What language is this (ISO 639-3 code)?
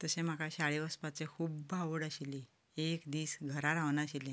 kok